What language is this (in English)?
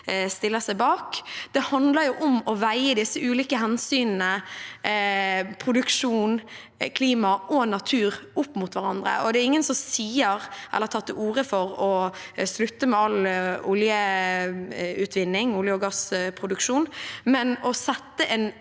Norwegian